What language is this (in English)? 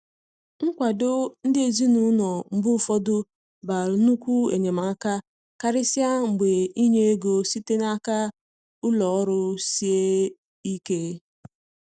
Igbo